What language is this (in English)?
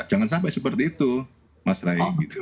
Indonesian